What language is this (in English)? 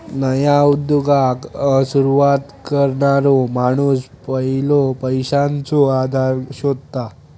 Marathi